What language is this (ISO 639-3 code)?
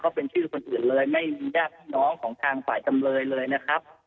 tha